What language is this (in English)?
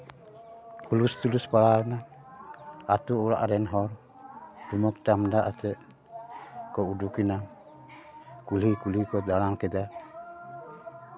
Santali